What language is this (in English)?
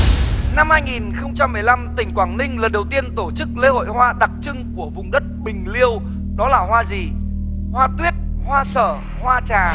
Vietnamese